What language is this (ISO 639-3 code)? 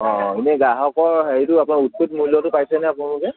asm